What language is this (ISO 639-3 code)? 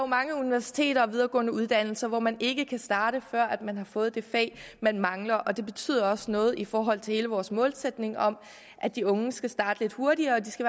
dan